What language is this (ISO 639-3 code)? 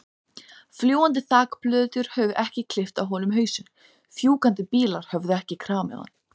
isl